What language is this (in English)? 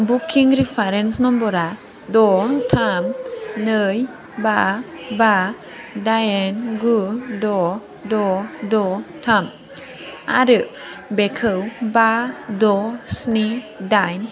Bodo